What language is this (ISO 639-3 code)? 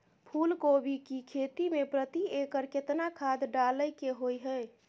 mai